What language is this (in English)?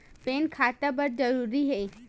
Chhattisgarhi